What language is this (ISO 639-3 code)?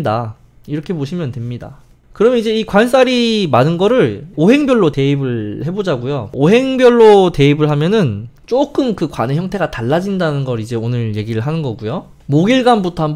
kor